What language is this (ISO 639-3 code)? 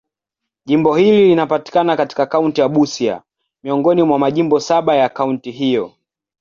swa